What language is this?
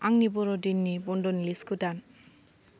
Bodo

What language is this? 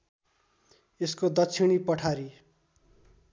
Nepali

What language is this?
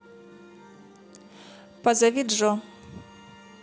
Russian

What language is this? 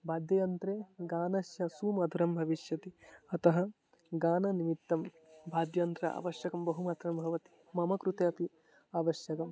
Sanskrit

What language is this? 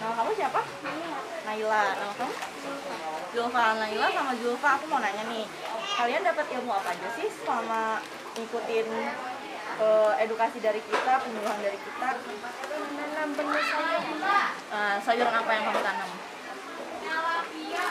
Indonesian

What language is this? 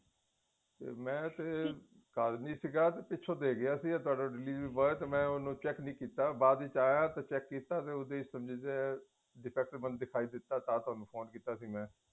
Punjabi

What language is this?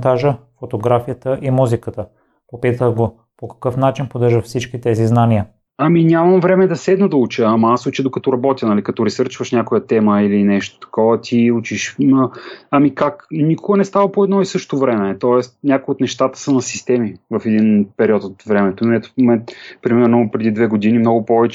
Bulgarian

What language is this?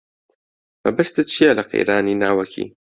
Central Kurdish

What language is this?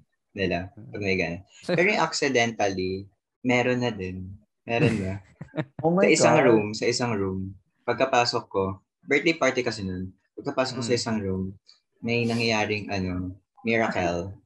Filipino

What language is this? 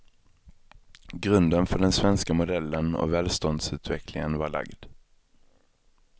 Swedish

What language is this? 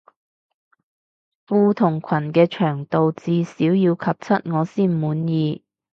Cantonese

